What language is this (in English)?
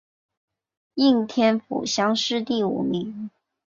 Chinese